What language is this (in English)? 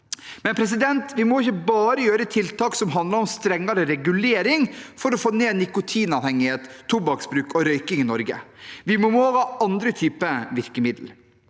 Norwegian